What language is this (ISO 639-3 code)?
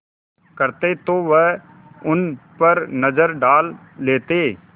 hin